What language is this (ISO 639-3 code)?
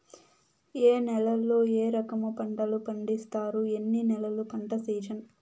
tel